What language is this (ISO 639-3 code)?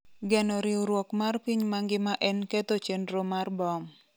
luo